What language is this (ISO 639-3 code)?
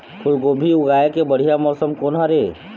hne